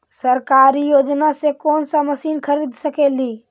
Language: Magahi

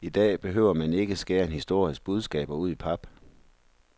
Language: Danish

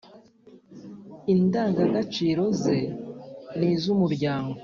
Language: Kinyarwanda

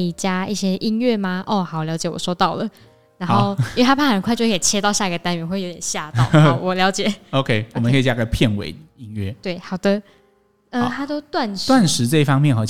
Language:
Chinese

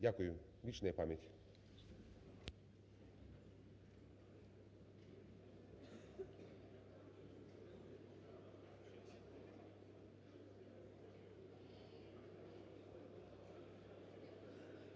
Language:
Ukrainian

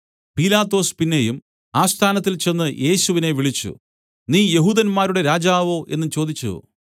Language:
Malayalam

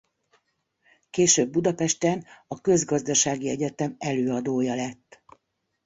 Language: Hungarian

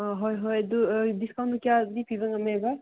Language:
Manipuri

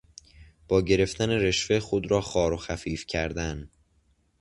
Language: Persian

